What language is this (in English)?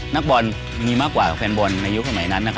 Thai